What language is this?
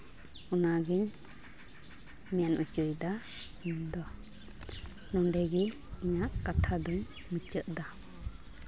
Santali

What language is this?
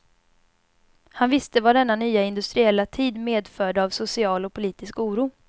Swedish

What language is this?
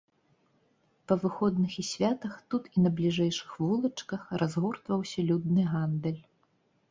Belarusian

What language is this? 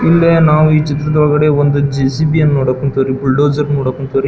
Kannada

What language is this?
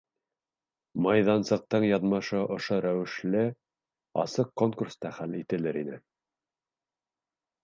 Bashkir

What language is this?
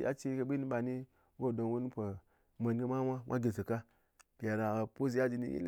Ngas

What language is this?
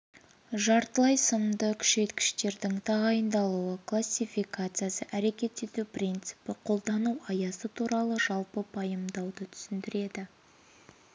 Kazakh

